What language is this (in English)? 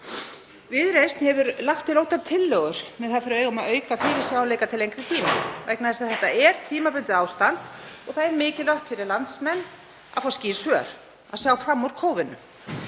Icelandic